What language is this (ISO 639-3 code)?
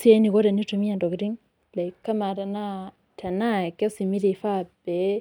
mas